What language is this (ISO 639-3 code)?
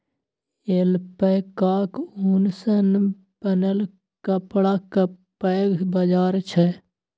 mai